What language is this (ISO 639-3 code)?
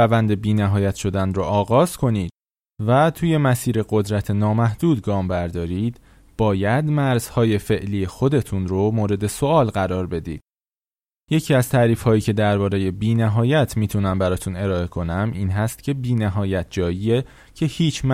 fas